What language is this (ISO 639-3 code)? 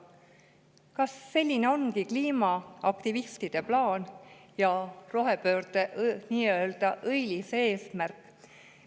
est